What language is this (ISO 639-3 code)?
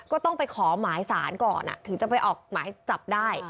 tha